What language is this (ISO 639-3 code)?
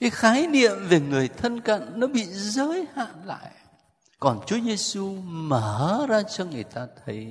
vie